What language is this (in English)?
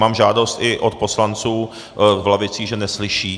Czech